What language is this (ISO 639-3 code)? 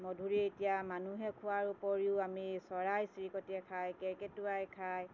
asm